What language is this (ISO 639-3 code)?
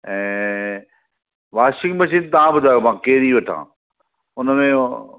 snd